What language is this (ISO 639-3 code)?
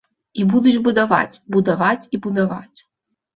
bel